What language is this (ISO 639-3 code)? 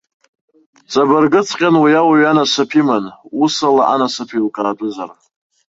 abk